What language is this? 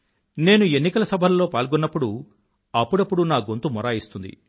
Telugu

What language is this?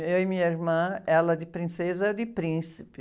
Portuguese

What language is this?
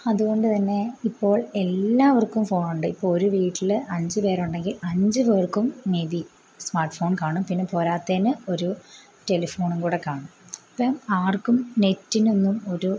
Malayalam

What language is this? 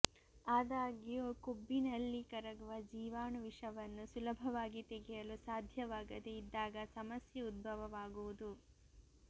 Kannada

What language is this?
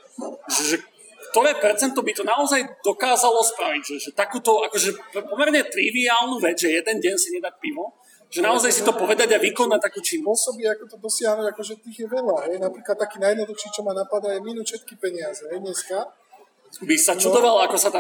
Slovak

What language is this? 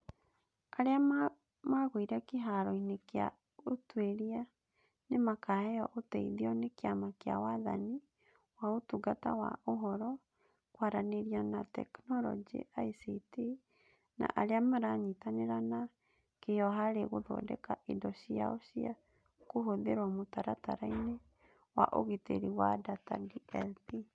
Kikuyu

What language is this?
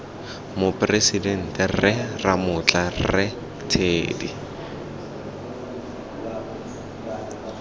Tswana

